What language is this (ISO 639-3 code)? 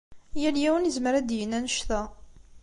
kab